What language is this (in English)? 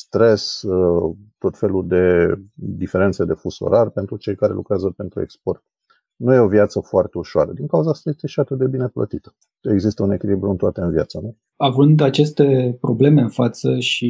Romanian